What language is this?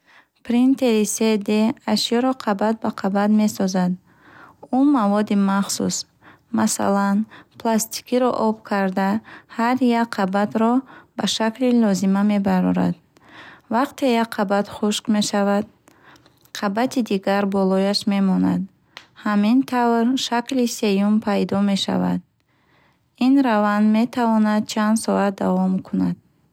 Bukharic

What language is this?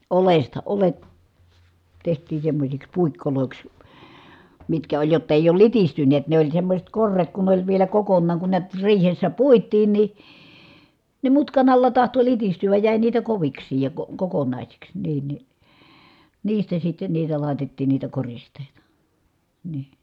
Finnish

